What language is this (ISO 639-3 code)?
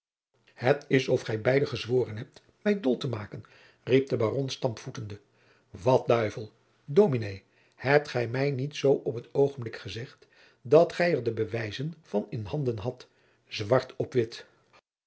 nld